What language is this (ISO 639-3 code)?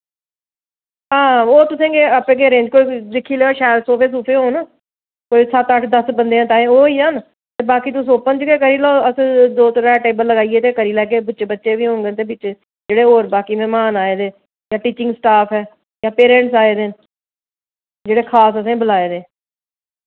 doi